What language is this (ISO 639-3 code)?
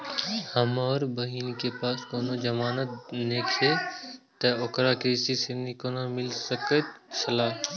mai